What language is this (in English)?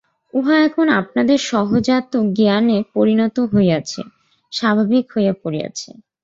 Bangla